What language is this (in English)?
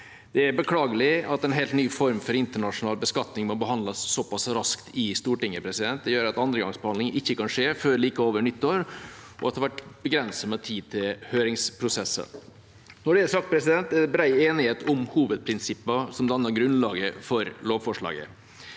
Norwegian